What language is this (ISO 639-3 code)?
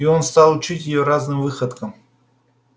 rus